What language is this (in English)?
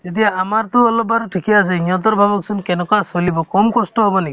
Assamese